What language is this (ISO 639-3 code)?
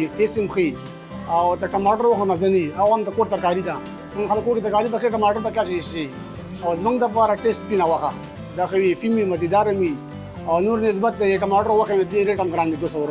ara